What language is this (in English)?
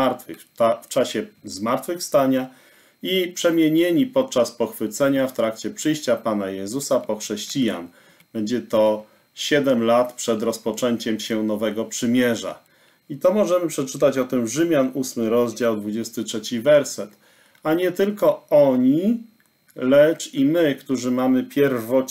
Polish